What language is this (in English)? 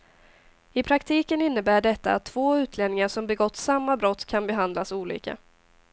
Swedish